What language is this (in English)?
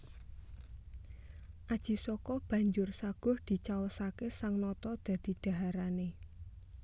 Javanese